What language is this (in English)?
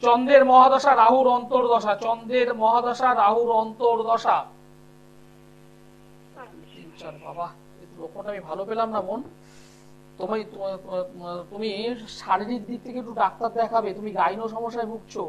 Bangla